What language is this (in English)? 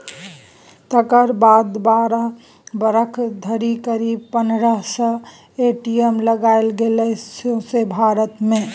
Maithili